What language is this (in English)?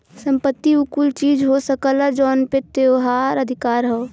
Bhojpuri